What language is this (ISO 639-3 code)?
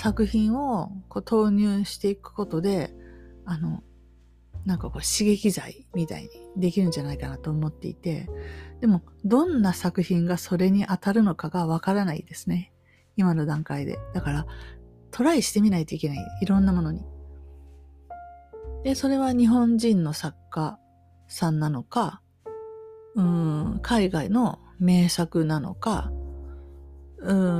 jpn